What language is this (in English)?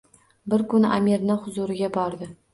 Uzbek